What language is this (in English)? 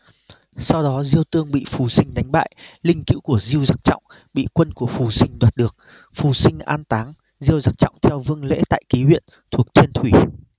Vietnamese